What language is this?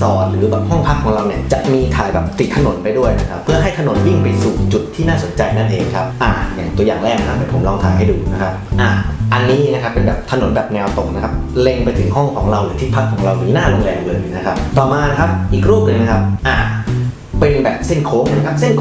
Thai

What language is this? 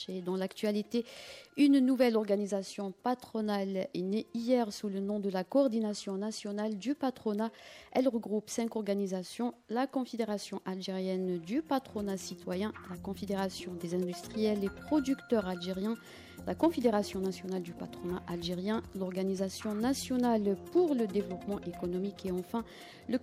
French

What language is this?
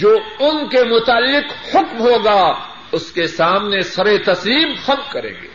Urdu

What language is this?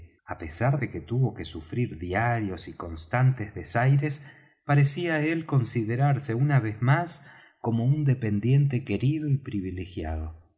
Spanish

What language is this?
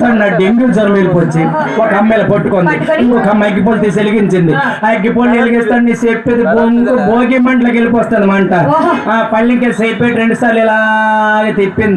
English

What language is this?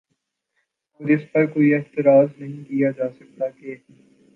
Urdu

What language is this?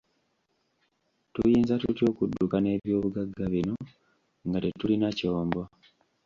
Ganda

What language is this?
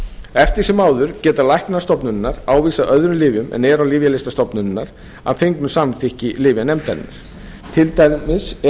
Icelandic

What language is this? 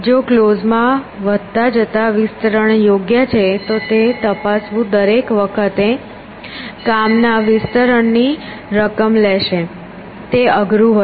Gujarati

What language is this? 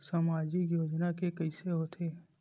Chhattisgarhi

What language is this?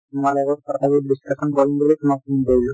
Assamese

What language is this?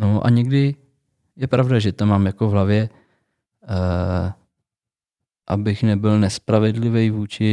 Czech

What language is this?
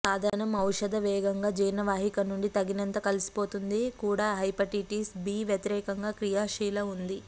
Telugu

